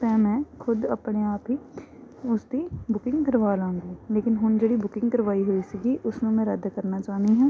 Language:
Punjabi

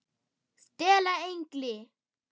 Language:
Icelandic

